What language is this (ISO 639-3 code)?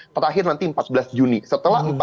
ind